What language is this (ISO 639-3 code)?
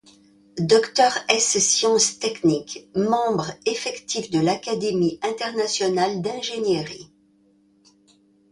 fra